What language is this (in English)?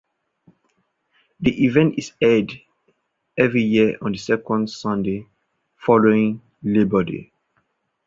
English